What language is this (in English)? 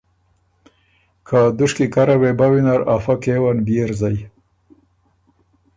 Ormuri